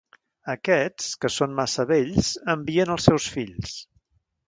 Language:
Catalan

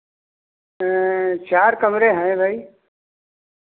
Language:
Hindi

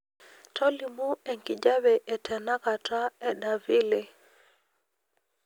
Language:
Masai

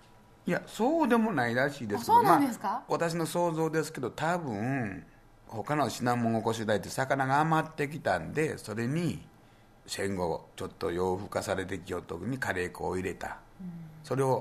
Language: Japanese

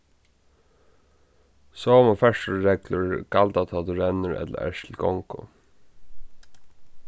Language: Faroese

